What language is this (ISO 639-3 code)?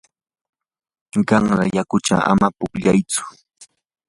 qur